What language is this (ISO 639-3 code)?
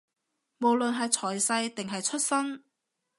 yue